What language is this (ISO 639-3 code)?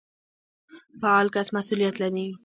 pus